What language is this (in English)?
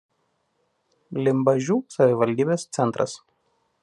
Lithuanian